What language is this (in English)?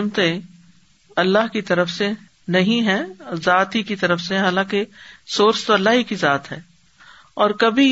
Urdu